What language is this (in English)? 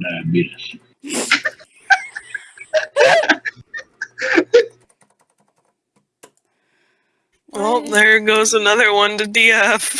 English